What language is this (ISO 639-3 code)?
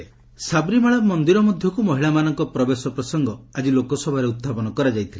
ori